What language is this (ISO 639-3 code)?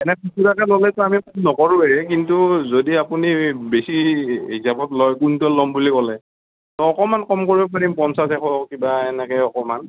asm